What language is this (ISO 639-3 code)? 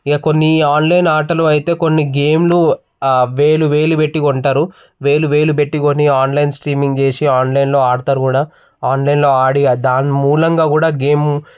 tel